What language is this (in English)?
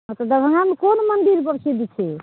Maithili